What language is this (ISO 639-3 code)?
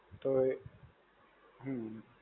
guj